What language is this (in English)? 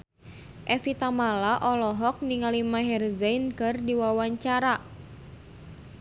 Sundanese